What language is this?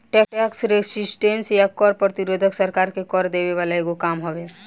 Bhojpuri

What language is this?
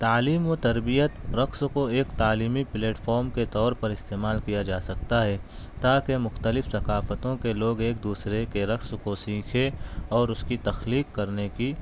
Urdu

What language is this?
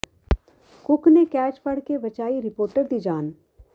Punjabi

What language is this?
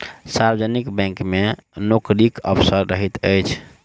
Maithili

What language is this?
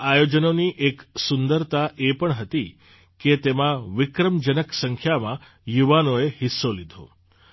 Gujarati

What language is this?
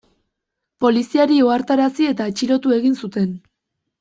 Basque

